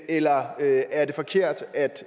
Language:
Danish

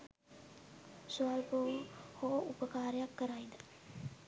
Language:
Sinhala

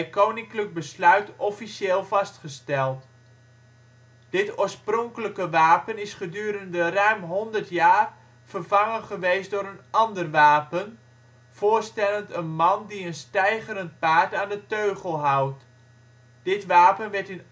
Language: Dutch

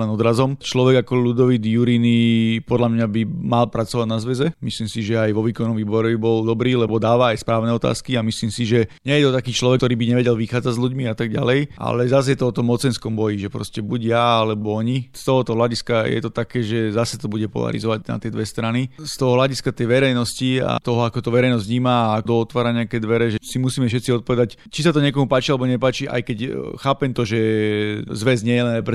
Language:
Slovak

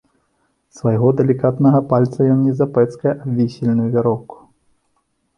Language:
Belarusian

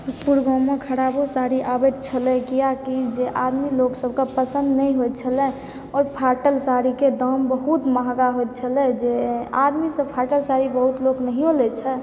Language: Maithili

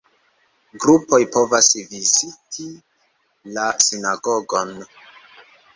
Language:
Esperanto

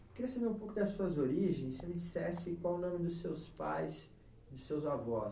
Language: Portuguese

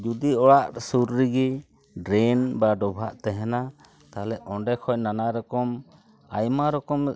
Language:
Santali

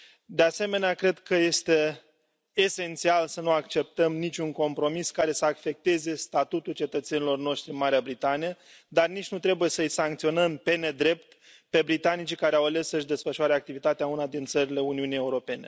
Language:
Romanian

